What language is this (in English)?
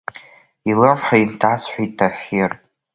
Abkhazian